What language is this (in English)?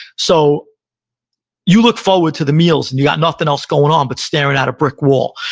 English